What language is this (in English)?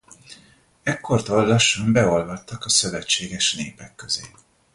Hungarian